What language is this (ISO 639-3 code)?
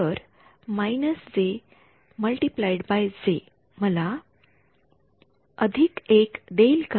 mar